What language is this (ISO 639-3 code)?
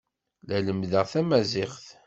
kab